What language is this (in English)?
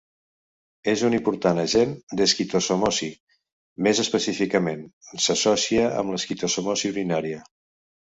Catalan